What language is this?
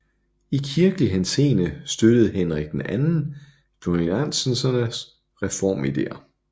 Danish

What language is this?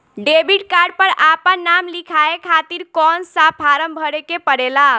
Bhojpuri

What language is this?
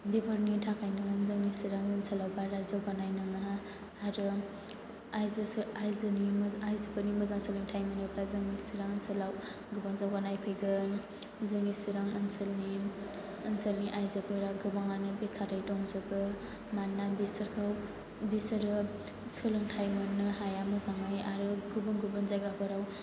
Bodo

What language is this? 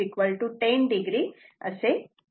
Marathi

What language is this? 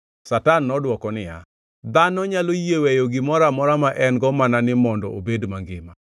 Luo (Kenya and Tanzania)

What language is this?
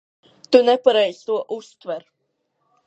Latvian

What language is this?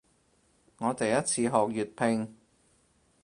Cantonese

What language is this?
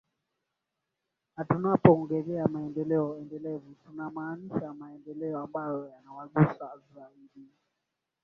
Swahili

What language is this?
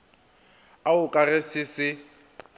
Northern Sotho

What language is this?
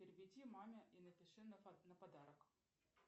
Russian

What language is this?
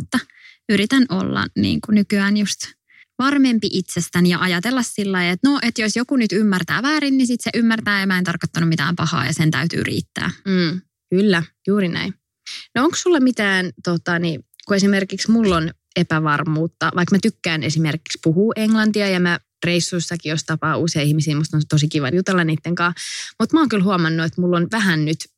Finnish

